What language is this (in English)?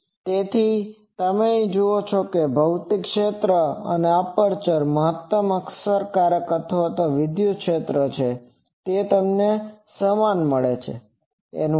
Gujarati